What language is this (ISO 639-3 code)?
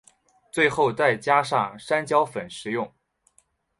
zho